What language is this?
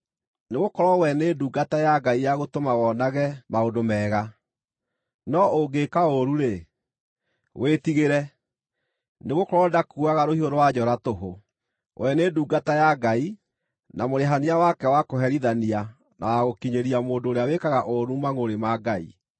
Kikuyu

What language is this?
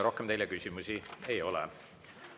Estonian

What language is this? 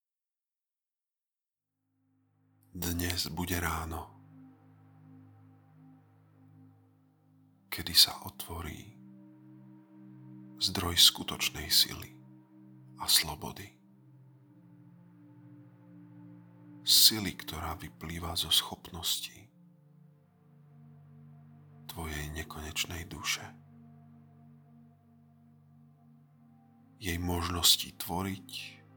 Slovak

